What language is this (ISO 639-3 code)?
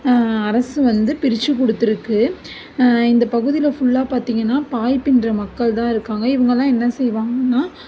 tam